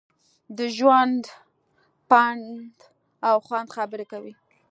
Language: Pashto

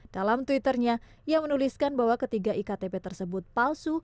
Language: Indonesian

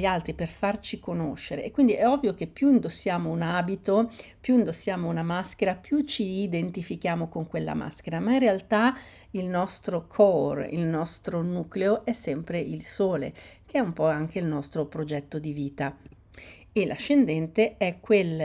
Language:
Italian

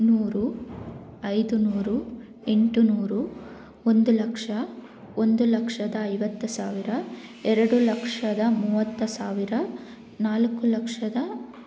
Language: Kannada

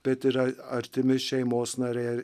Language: Lithuanian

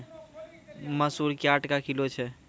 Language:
Maithili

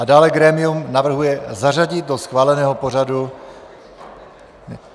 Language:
Czech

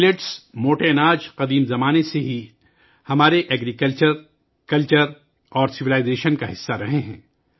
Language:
Urdu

